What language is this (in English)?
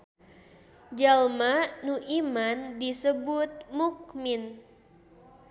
Sundanese